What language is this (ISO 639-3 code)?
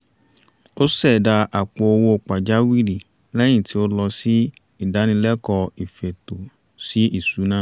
yor